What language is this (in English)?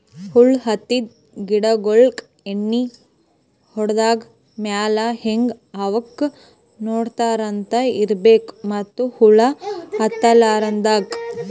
Kannada